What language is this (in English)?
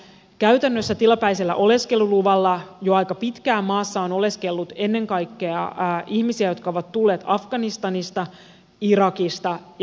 Finnish